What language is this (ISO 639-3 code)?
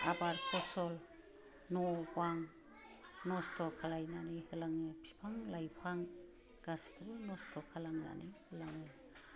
brx